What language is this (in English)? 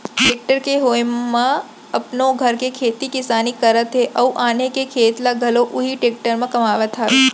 Chhattisgarhi